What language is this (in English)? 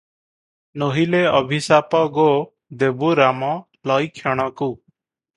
Odia